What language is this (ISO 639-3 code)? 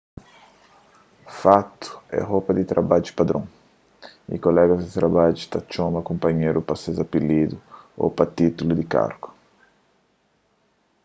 kea